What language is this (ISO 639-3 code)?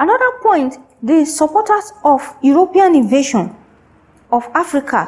eng